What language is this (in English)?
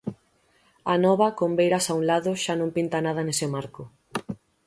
Galician